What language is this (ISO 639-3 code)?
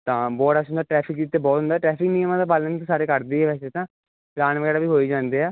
pan